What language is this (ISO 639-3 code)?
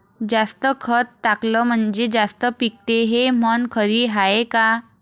mar